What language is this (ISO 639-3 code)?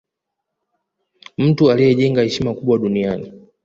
swa